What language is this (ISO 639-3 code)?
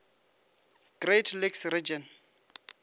nso